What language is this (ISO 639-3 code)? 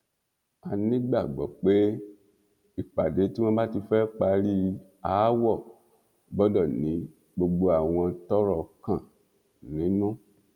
yor